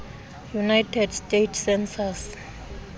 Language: Xhosa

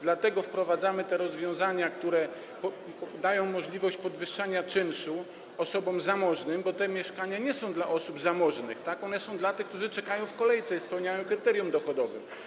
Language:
Polish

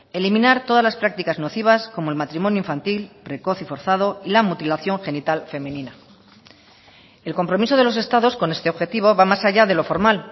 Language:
Spanish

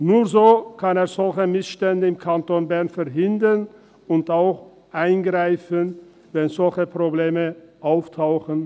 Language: Swiss German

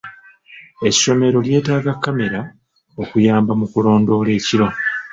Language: Ganda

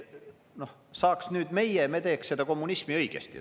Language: Estonian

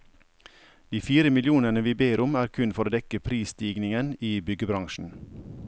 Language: Norwegian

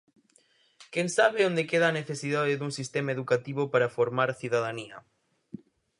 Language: Galician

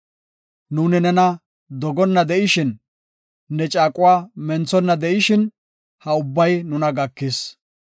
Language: Gofa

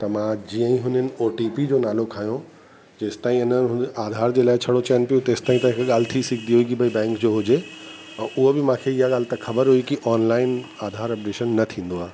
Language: Sindhi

